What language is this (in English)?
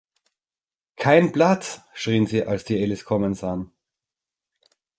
German